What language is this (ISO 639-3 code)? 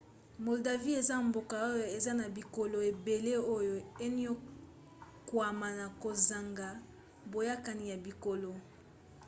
lin